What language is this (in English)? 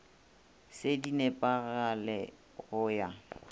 Northern Sotho